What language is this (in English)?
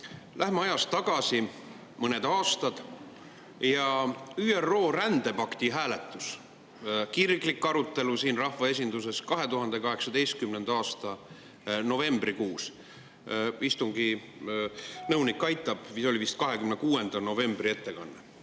Estonian